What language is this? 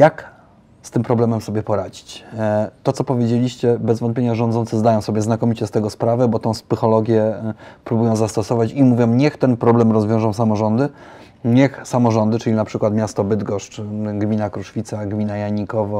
Polish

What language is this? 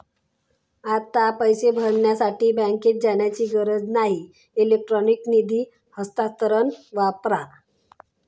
Marathi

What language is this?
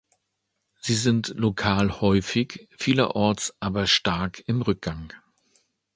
German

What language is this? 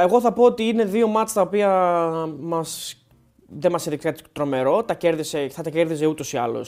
Greek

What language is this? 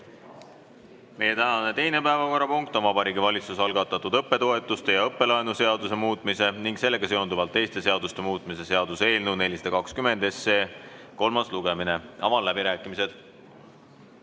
Estonian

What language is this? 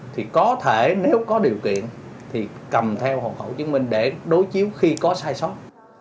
Vietnamese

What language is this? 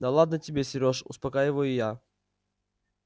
Russian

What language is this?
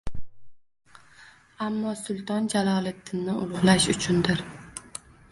Uzbek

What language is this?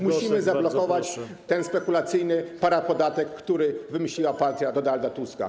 Polish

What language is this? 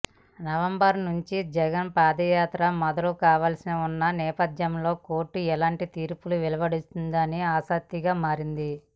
Telugu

